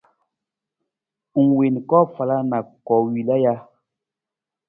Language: Nawdm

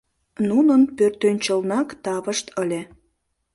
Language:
Mari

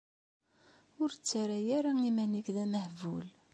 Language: Kabyle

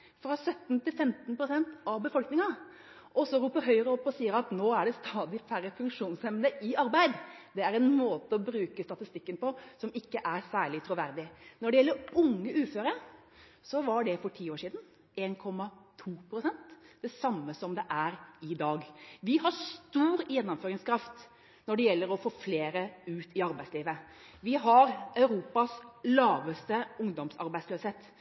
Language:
Norwegian Bokmål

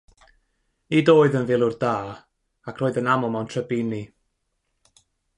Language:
Welsh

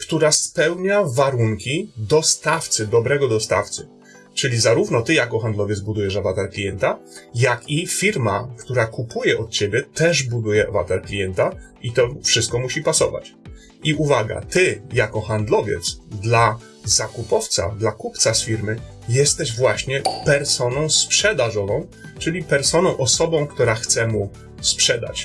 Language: Polish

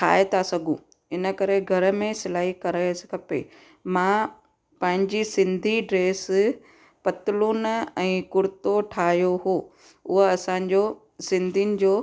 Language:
Sindhi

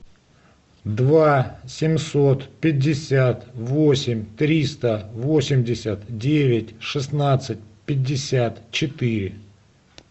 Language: Russian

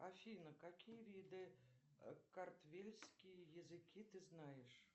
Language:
Russian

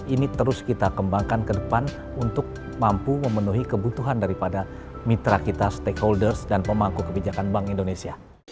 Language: Indonesian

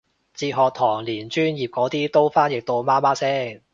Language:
Cantonese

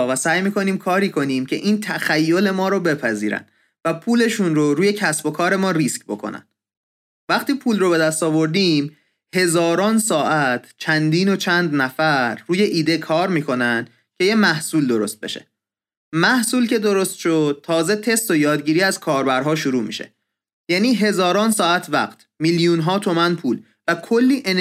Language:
Persian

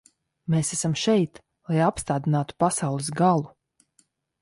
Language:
Latvian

